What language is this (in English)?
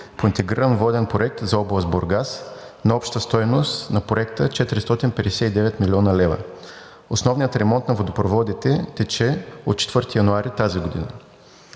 Bulgarian